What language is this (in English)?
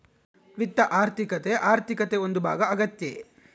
Kannada